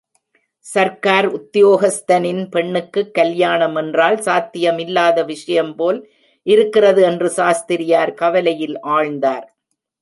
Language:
Tamil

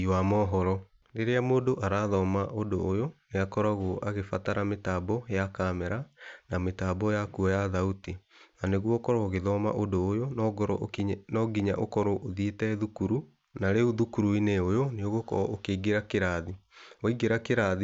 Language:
Kikuyu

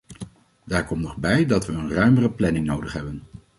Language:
Dutch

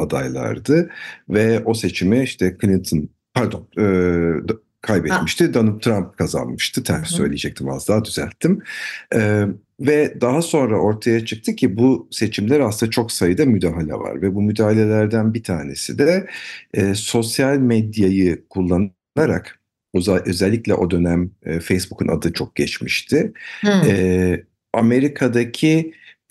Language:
Turkish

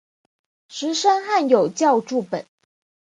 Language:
Chinese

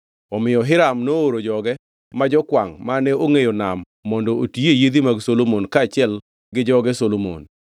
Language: Luo (Kenya and Tanzania)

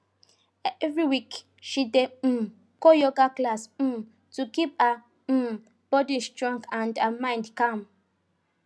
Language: Nigerian Pidgin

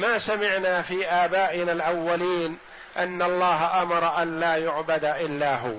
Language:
Arabic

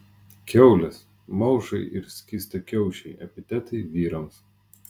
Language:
Lithuanian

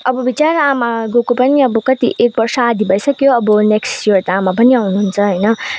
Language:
Nepali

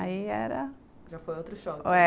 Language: Portuguese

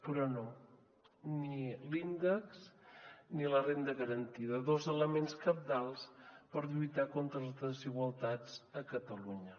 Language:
Catalan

